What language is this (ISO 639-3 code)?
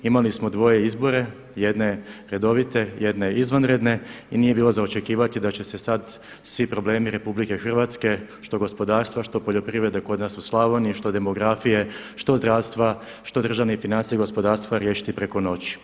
hrv